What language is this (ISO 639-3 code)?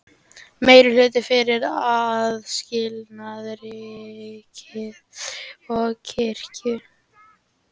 isl